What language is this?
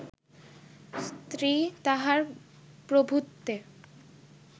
Bangla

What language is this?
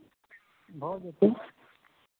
Maithili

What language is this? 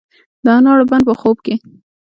Pashto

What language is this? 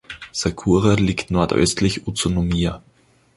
German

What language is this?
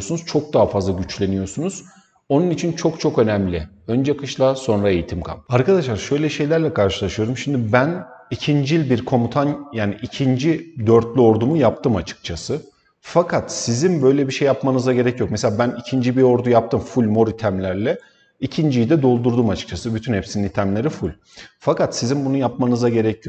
Turkish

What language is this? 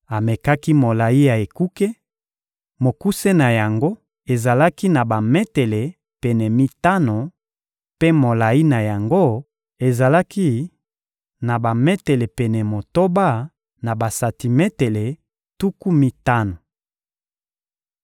Lingala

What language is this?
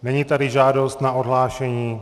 Czech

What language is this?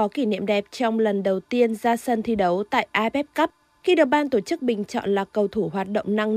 Vietnamese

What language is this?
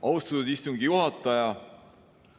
Estonian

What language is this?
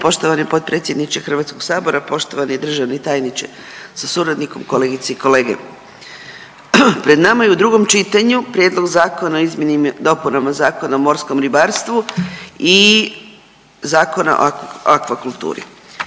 Croatian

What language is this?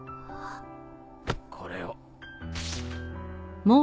Japanese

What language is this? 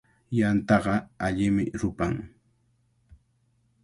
Cajatambo North Lima Quechua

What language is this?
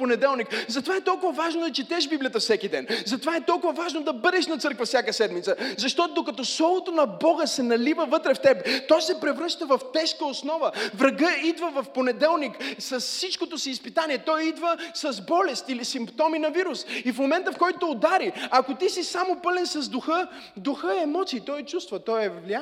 Bulgarian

